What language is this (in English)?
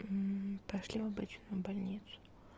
Russian